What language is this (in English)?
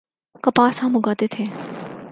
Urdu